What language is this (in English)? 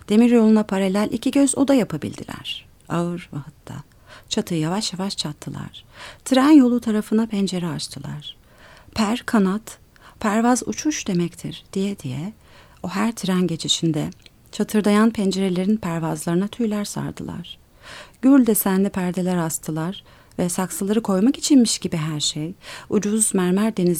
Turkish